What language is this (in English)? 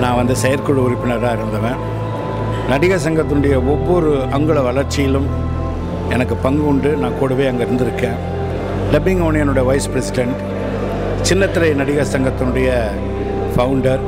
Tamil